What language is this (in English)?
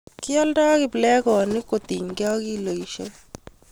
Kalenjin